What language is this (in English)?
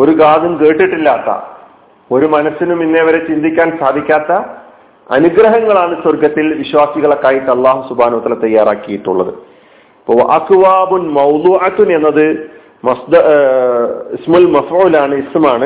Malayalam